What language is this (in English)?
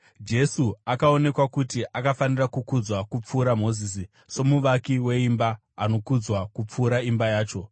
Shona